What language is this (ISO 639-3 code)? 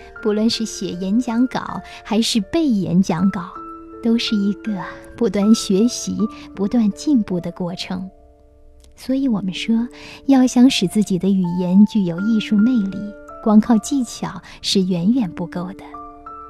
zho